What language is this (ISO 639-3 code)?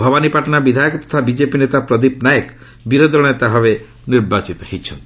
ori